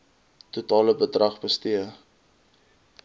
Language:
Afrikaans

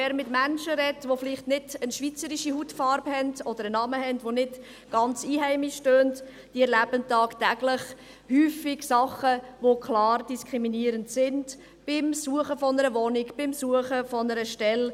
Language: Swiss German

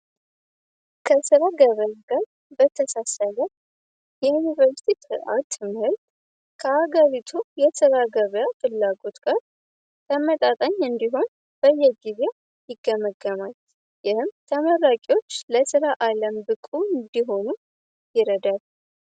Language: Amharic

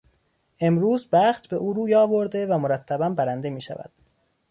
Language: Persian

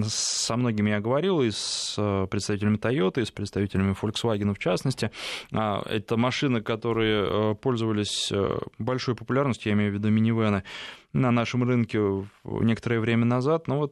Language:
Russian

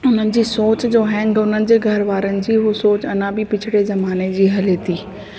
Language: Sindhi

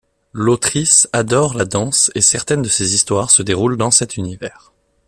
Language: French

